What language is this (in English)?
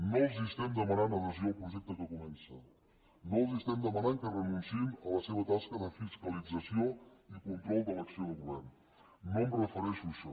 Catalan